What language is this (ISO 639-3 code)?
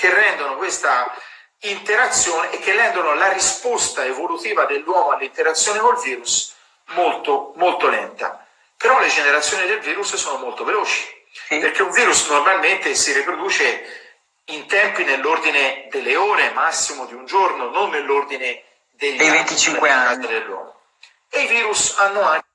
ita